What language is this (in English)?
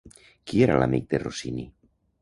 Catalan